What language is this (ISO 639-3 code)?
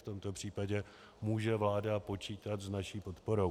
ces